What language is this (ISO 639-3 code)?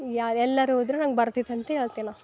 kan